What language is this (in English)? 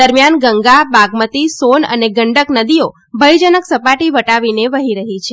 Gujarati